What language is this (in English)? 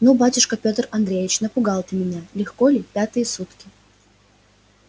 Russian